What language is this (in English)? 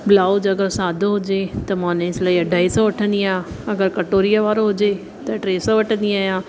Sindhi